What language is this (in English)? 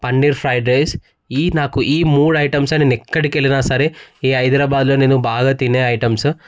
Telugu